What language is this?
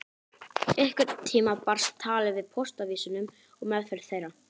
Icelandic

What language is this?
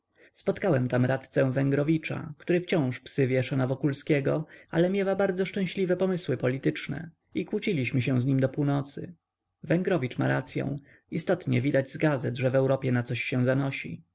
Polish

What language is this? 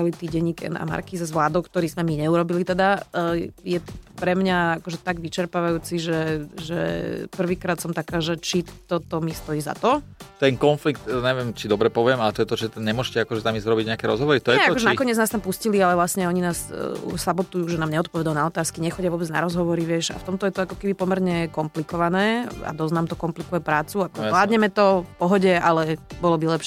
Slovak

